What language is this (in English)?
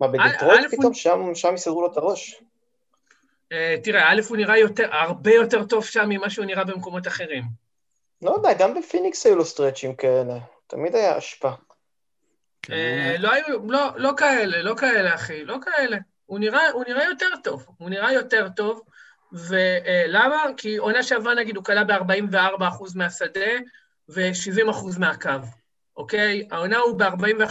Hebrew